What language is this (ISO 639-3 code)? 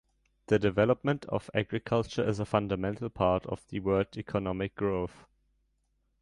eng